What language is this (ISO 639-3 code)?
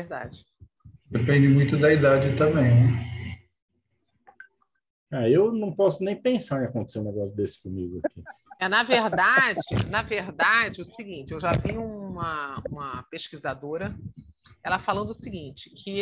por